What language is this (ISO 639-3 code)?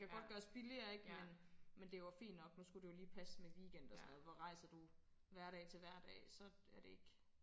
dan